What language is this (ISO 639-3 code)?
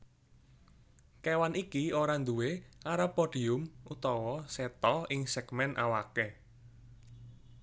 jav